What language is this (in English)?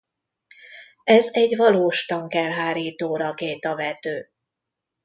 Hungarian